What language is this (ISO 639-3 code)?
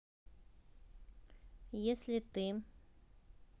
rus